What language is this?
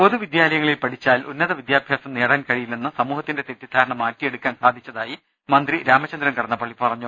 Malayalam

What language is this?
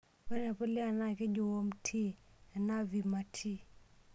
Masai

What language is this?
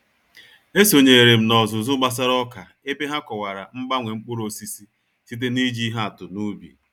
Igbo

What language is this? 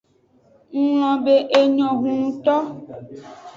Aja (Benin)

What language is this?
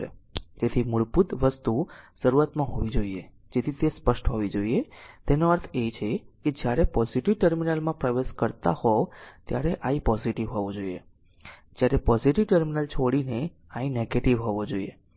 Gujarati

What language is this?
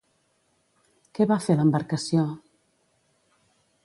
Catalan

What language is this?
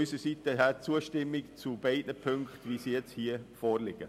Swiss German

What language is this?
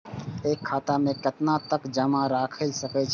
Maithili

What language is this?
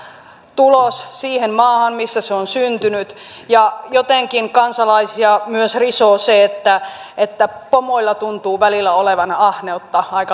Finnish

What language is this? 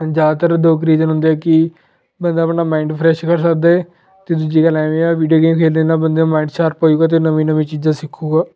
Punjabi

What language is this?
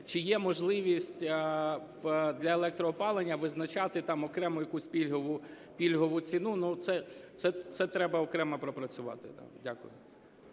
Ukrainian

